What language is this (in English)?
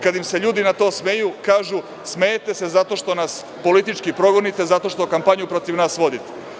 Serbian